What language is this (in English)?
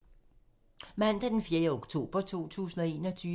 Danish